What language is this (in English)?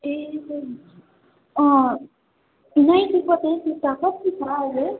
Nepali